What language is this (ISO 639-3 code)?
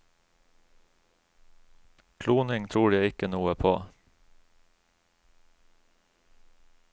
nor